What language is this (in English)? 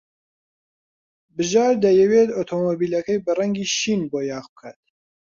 Central Kurdish